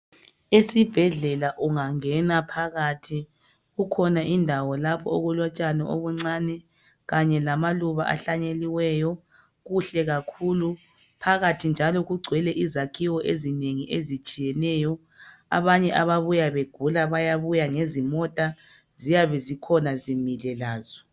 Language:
North Ndebele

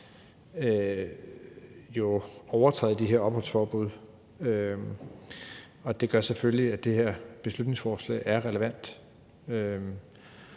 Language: Danish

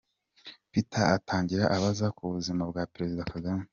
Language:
Kinyarwanda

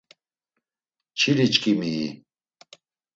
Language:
Laz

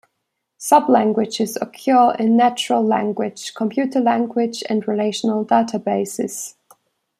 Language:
English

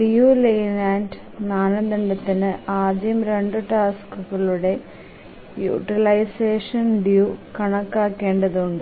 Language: Malayalam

